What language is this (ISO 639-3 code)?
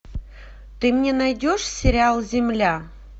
rus